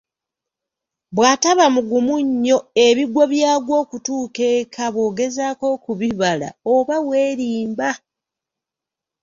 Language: Ganda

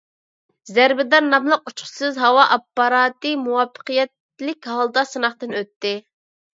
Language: Uyghur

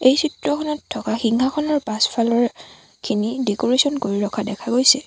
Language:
Assamese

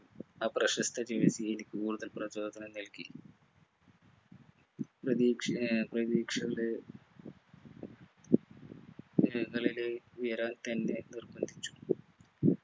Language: Malayalam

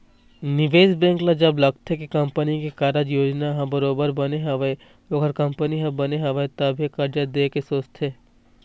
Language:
Chhattisgarhi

